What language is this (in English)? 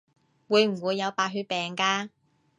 Cantonese